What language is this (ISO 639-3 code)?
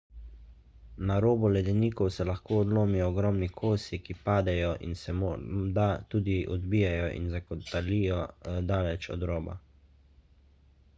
slv